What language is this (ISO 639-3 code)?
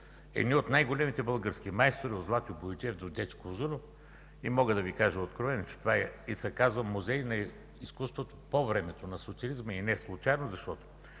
bul